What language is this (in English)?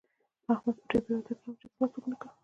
Pashto